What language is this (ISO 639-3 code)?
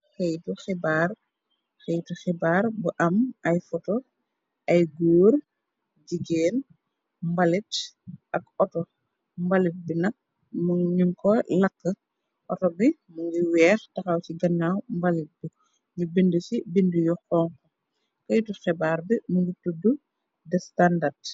wol